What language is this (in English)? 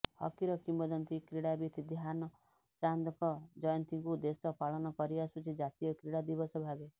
Odia